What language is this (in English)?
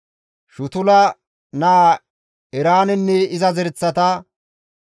Gamo